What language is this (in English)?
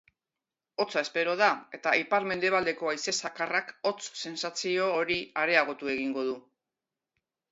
Basque